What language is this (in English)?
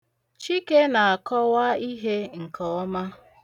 Igbo